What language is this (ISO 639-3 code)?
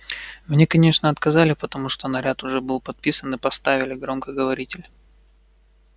rus